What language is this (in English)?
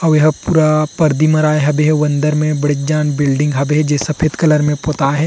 Chhattisgarhi